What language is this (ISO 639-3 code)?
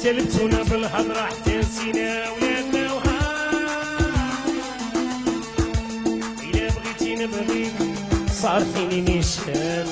ara